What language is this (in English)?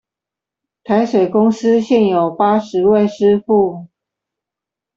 Chinese